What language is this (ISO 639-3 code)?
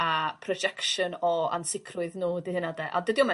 cym